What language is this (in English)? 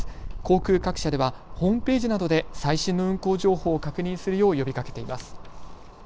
Japanese